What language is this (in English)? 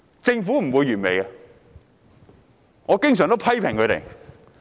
Cantonese